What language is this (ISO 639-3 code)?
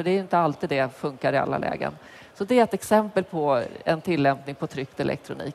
swe